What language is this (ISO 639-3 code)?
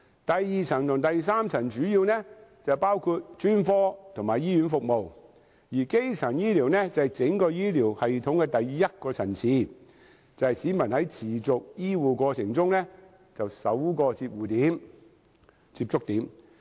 yue